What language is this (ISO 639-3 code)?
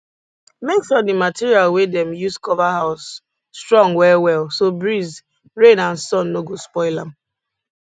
pcm